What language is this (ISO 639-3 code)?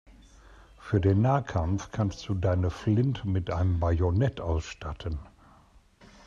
deu